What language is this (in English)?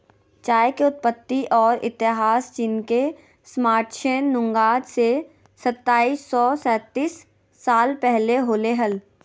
Magahi